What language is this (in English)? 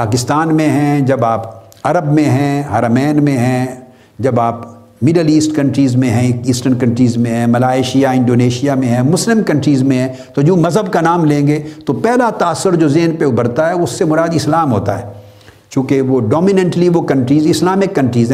Urdu